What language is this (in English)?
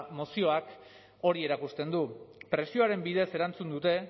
Basque